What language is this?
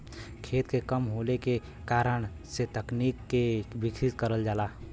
Bhojpuri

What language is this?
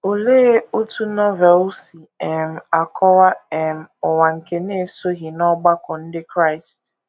Igbo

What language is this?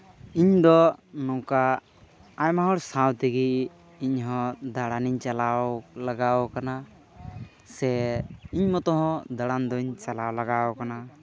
Santali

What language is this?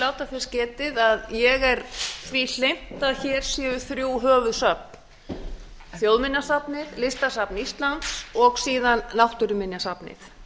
Icelandic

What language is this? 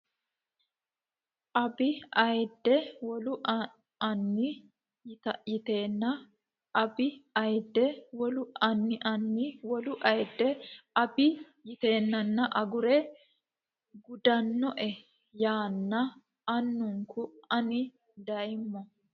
Sidamo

